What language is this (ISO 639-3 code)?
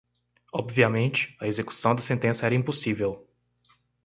por